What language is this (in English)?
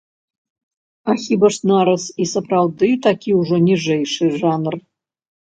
Belarusian